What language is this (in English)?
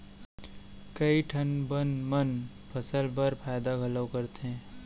Chhattisgarhi